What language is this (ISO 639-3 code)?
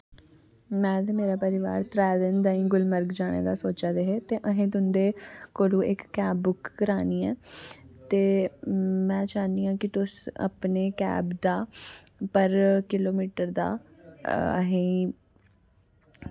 doi